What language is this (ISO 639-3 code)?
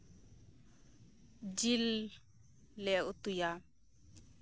sat